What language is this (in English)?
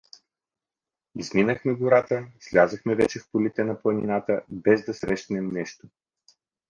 Bulgarian